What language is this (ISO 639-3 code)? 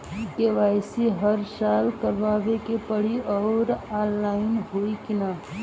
bho